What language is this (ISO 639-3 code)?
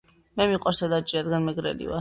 kat